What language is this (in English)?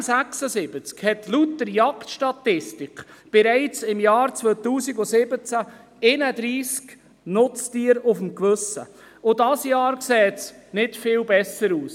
Swiss German